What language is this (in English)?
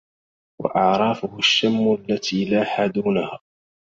Arabic